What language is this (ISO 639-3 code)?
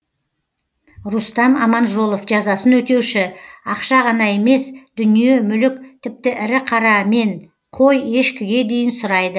kaz